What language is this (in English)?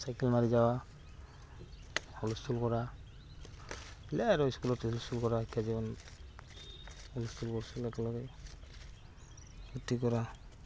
Assamese